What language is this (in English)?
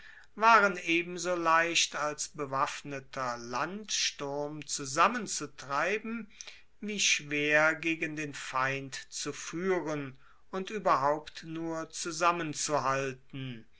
German